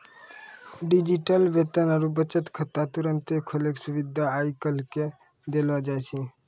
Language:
Maithili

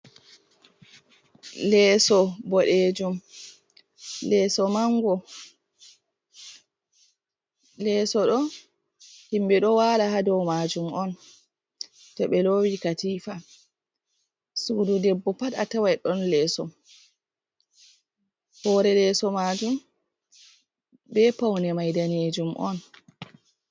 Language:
Fula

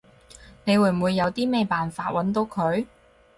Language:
Cantonese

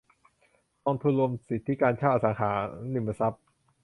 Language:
Thai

